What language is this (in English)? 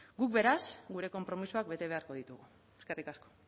Basque